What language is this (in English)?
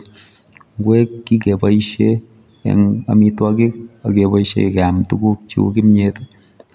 Kalenjin